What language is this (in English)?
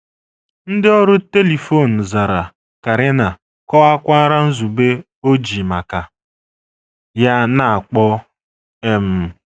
Igbo